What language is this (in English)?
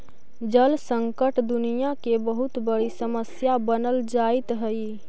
Magahi